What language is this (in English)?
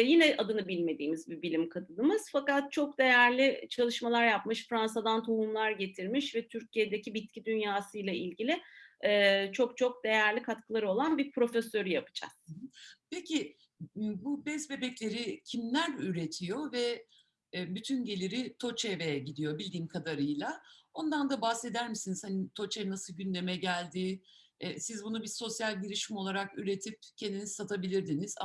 Turkish